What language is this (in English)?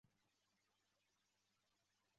Chinese